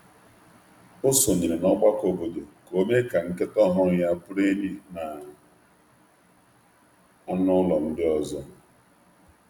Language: Igbo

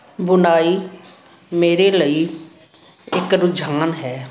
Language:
Punjabi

